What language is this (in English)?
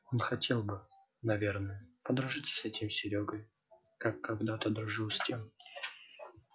Russian